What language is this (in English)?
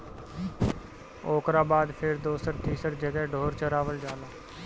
Bhojpuri